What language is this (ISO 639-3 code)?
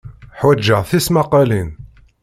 kab